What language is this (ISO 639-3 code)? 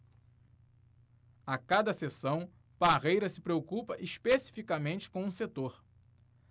por